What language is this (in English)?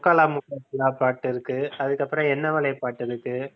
Tamil